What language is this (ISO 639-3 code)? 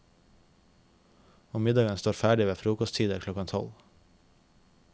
nor